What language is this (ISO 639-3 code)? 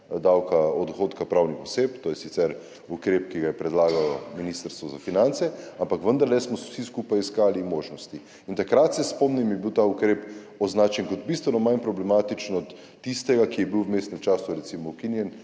slv